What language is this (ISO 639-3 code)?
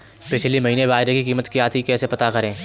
hin